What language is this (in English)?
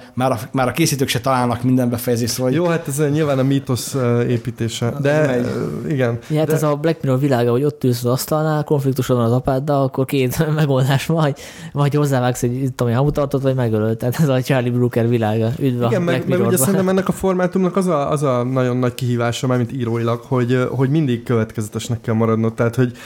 Hungarian